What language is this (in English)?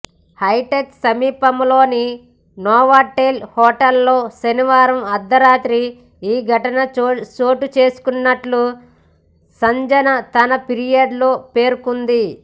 Telugu